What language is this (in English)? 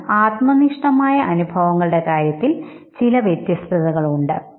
Malayalam